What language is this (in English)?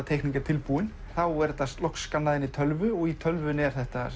Icelandic